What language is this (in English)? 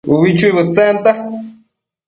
Matsés